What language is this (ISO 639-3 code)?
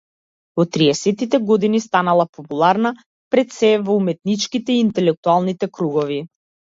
mkd